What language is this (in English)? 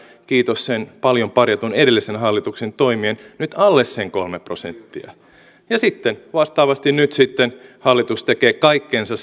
Finnish